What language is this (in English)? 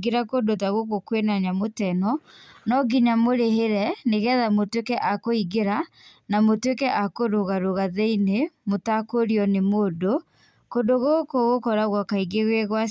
Kikuyu